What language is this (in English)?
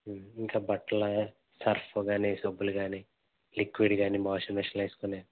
Telugu